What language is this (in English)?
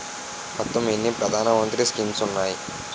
Telugu